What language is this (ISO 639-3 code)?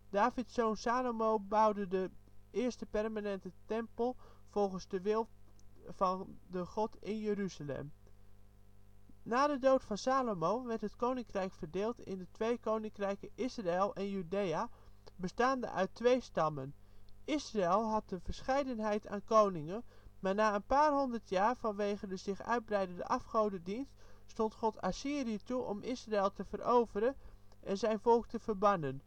nld